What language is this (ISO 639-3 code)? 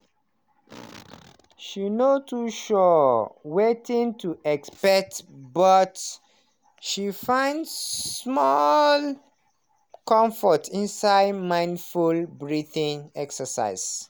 pcm